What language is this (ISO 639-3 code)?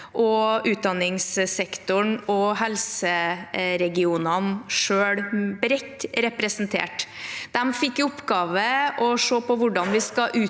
nor